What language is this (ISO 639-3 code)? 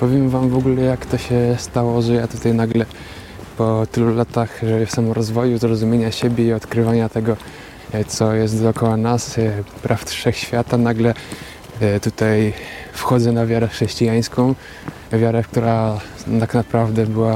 pol